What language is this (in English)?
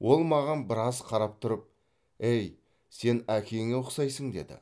Kazakh